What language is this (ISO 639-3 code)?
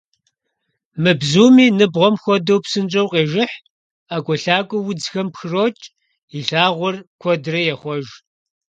kbd